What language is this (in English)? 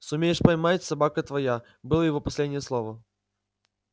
Russian